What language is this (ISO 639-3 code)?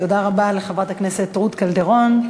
heb